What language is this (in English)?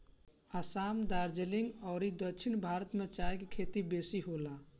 Bhojpuri